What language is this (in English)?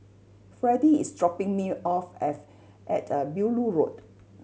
English